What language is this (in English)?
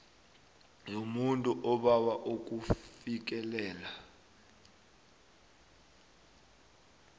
South Ndebele